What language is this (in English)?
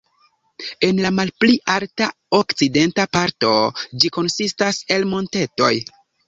Esperanto